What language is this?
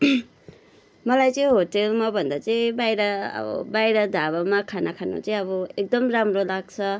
Nepali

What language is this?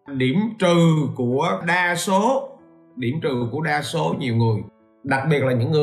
Vietnamese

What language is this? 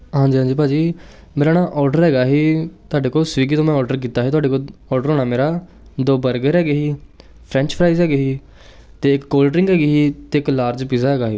Punjabi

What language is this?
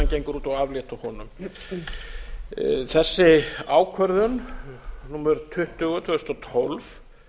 Icelandic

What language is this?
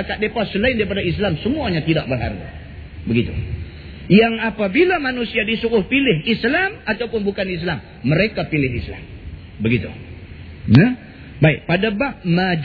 Malay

